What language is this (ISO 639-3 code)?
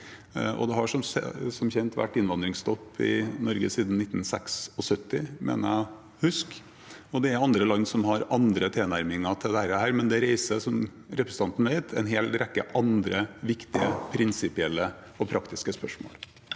nor